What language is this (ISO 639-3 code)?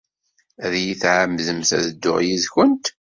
kab